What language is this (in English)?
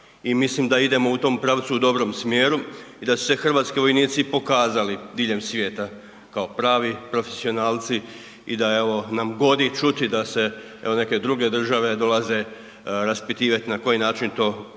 Croatian